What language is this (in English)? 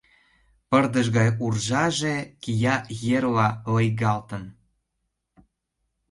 Mari